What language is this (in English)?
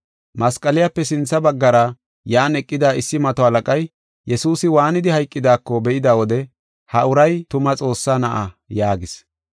Gofa